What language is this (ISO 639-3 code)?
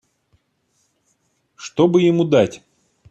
rus